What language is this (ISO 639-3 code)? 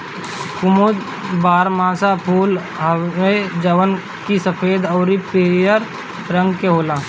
bho